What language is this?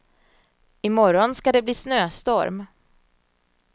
Swedish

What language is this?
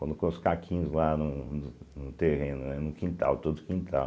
Portuguese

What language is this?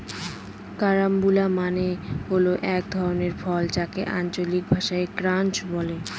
Bangla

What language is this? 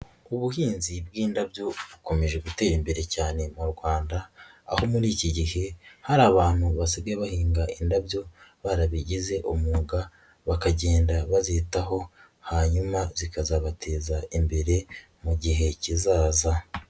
Kinyarwanda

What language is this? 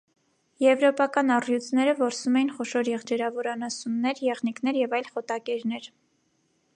Armenian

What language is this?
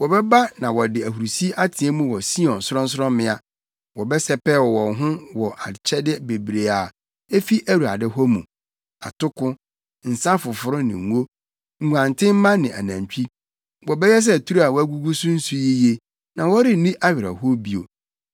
Akan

